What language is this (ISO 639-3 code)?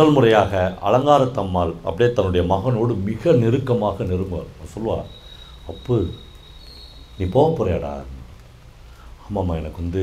kor